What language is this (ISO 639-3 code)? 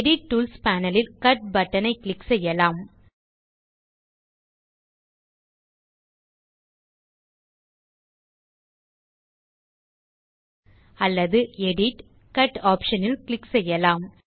tam